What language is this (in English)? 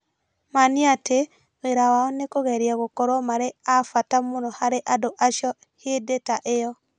Kikuyu